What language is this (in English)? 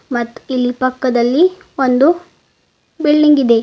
Kannada